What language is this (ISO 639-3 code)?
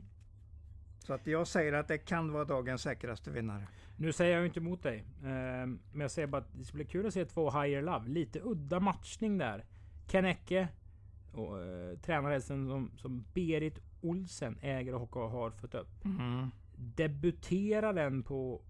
swe